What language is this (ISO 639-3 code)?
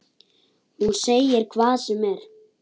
isl